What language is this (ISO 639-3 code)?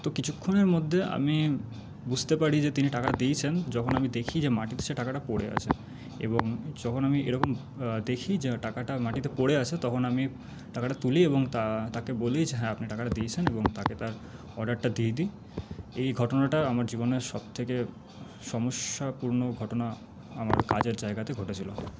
ben